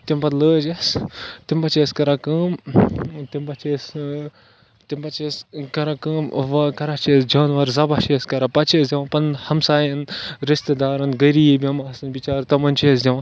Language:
Kashmiri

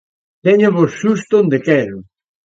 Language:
Galician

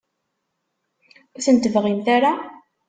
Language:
Kabyle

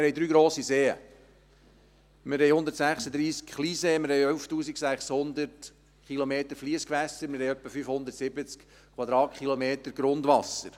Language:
Swiss German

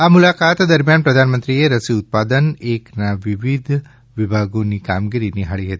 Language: Gujarati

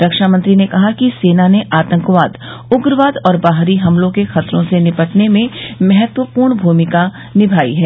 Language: Hindi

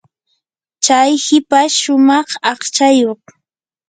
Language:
Yanahuanca Pasco Quechua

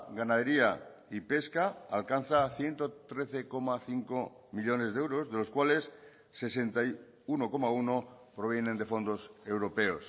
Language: Spanish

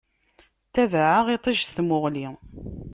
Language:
Kabyle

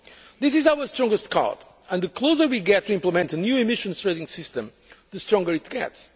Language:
English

